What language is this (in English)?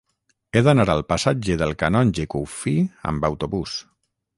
Catalan